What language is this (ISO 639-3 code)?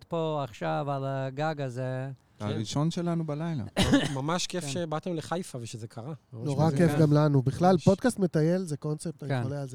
heb